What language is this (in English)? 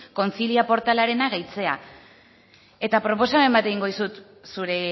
Basque